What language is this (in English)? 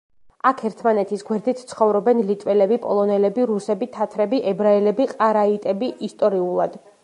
Georgian